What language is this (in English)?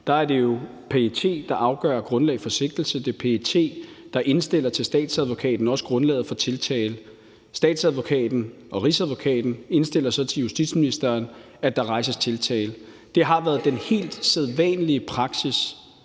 Danish